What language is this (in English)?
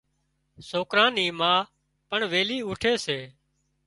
Wadiyara Koli